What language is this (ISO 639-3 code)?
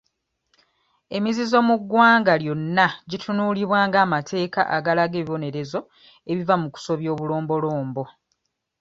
lug